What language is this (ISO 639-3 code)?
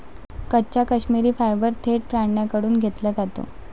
mar